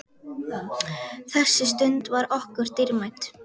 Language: Icelandic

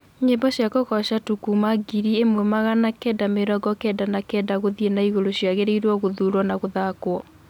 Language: Kikuyu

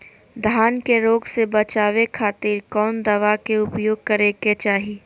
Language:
Magahi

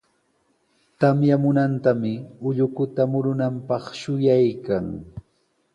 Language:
Sihuas Ancash Quechua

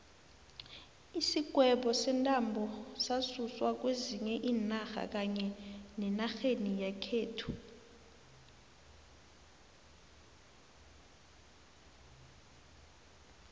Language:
South Ndebele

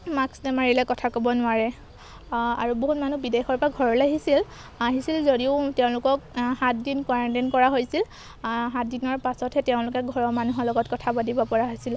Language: Assamese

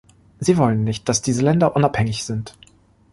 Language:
German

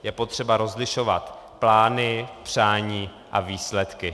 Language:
Czech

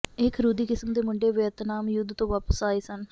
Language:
Punjabi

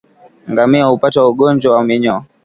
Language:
Swahili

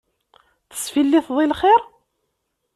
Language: Kabyle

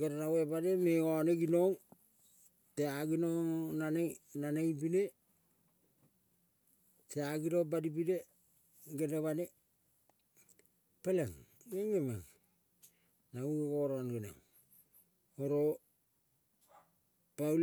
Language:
Kol (Papua New Guinea)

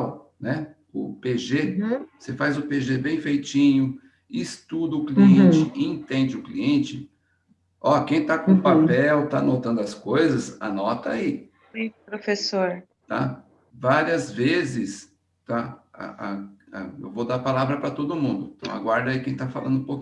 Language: Portuguese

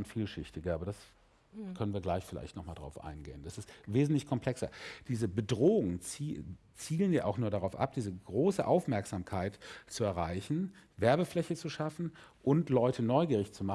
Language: German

